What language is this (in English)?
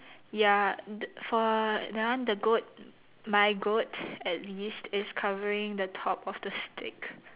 English